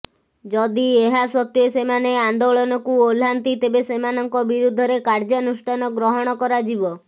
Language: Odia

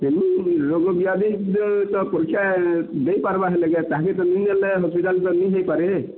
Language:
Odia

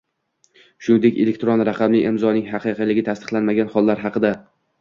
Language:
Uzbek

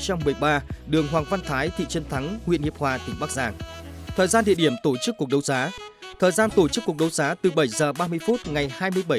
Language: Vietnamese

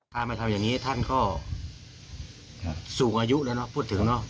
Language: Thai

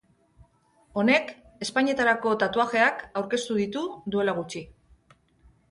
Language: Basque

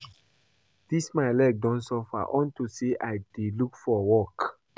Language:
Nigerian Pidgin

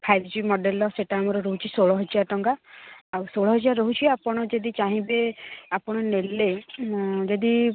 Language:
Odia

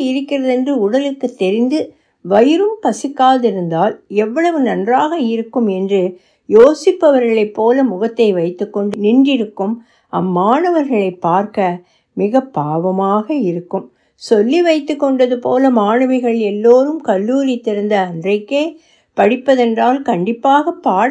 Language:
Tamil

